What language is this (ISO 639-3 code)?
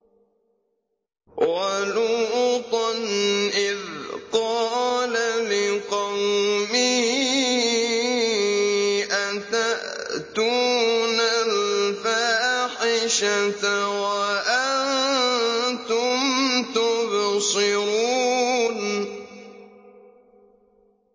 ara